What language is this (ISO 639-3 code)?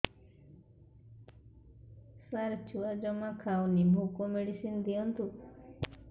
ori